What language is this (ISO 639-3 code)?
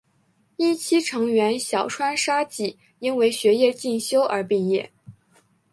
zho